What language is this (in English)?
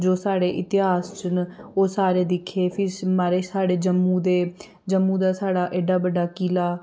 Dogri